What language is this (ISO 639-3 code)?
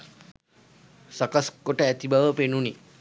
sin